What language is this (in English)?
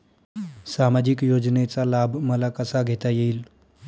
Marathi